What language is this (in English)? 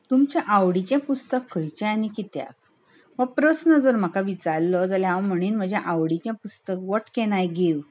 Konkani